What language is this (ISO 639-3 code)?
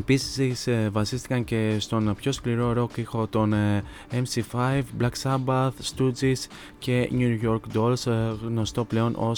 ell